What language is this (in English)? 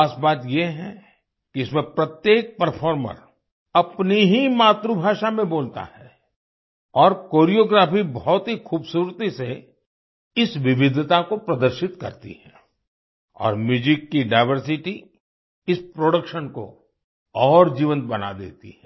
Hindi